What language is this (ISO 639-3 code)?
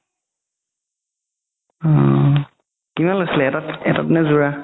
asm